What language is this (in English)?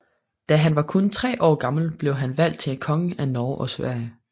Danish